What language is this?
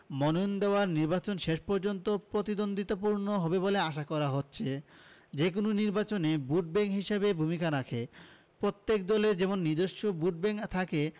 Bangla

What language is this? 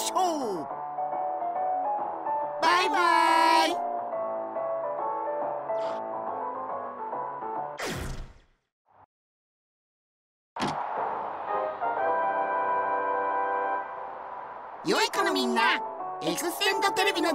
Japanese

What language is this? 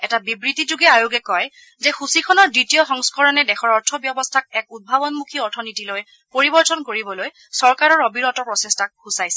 Assamese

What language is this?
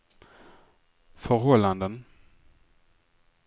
Swedish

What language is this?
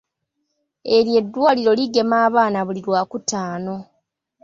Ganda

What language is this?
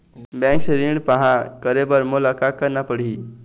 Chhattisgarhi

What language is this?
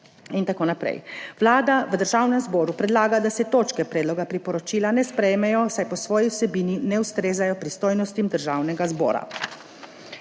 Slovenian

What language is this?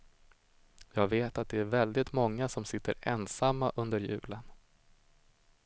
Swedish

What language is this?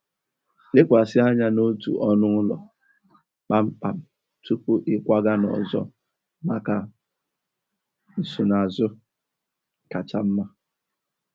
Igbo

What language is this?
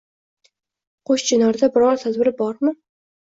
Uzbek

